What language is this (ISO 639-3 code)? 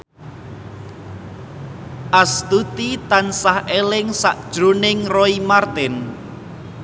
jav